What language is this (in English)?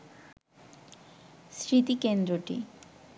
Bangla